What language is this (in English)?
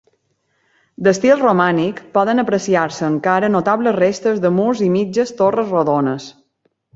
Catalan